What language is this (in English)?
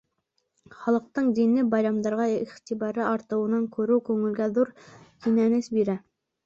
Bashkir